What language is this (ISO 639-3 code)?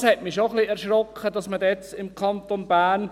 gsw